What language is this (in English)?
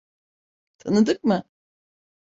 Turkish